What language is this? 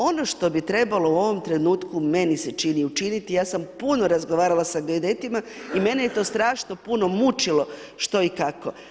Croatian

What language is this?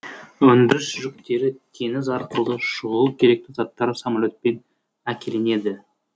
Kazakh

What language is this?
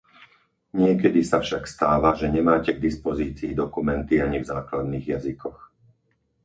Slovak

